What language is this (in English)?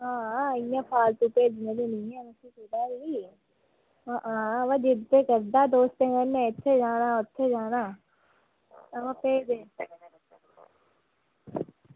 Dogri